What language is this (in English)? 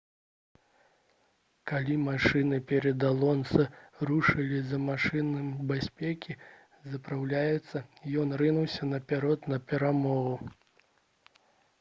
Belarusian